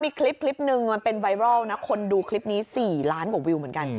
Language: Thai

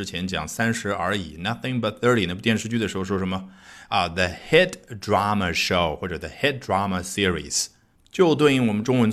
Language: Chinese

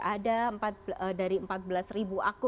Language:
Indonesian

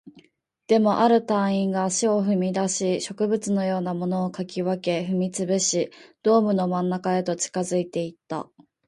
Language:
Japanese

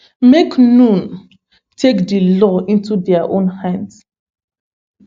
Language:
Nigerian Pidgin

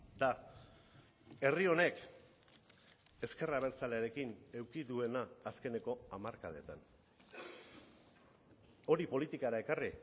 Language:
Basque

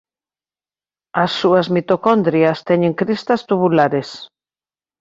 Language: Galician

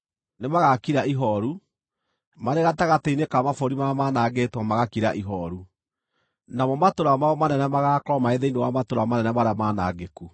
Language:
Kikuyu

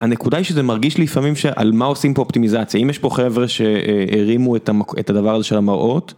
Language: Hebrew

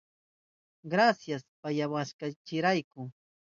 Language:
Southern Pastaza Quechua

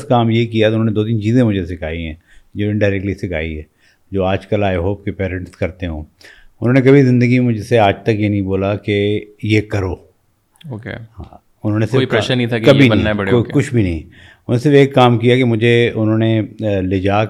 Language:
Urdu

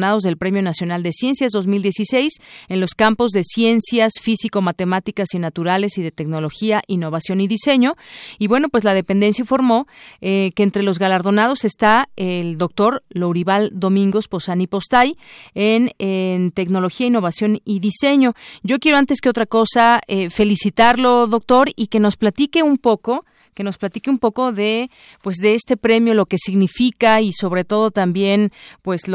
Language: Spanish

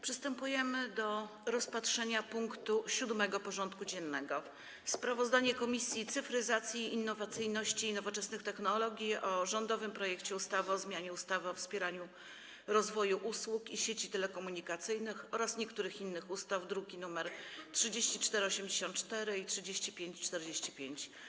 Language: Polish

